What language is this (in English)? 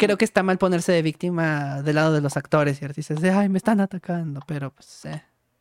Spanish